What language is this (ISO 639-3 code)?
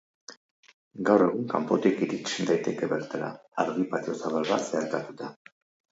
eus